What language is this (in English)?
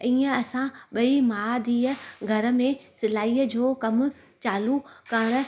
Sindhi